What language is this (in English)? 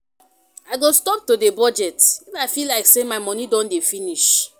Nigerian Pidgin